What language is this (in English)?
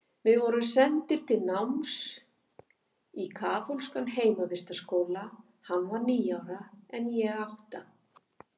Icelandic